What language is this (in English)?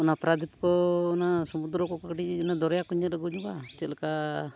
Santali